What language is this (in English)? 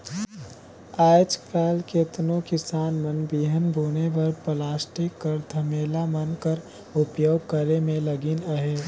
Chhattisgarhi